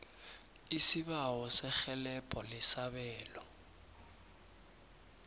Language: South Ndebele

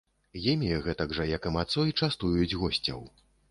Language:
Belarusian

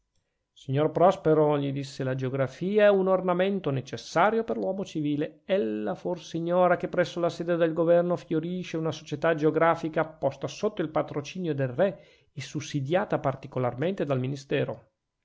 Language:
Italian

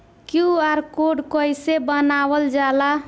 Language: Bhojpuri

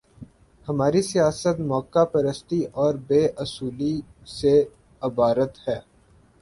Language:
Urdu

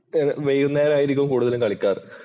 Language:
Malayalam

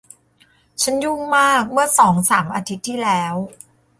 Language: Thai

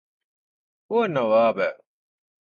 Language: Urdu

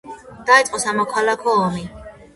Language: Georgian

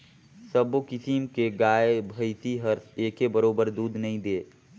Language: Chhattisgarhi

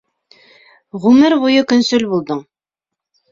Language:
Bashkir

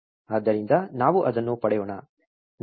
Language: Kannada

